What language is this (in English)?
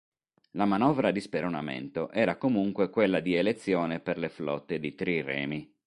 Italian